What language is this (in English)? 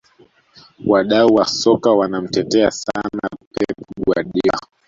Swahili